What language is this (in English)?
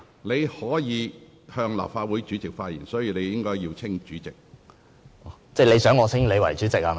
Cantonese